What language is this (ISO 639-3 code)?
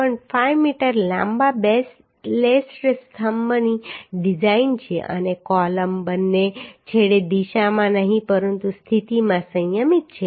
guj